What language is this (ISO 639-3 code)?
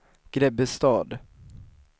swe